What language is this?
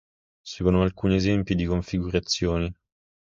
Italian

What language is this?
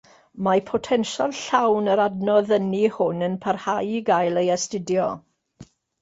Welsh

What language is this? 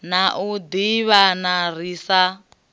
Venda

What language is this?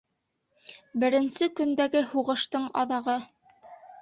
Bashkir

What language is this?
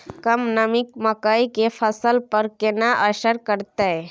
Maithili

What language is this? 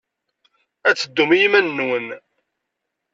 Kabyle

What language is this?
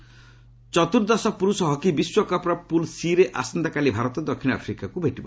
Odia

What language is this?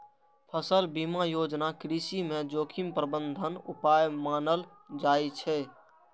Maithili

